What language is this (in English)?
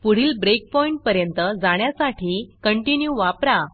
Marathi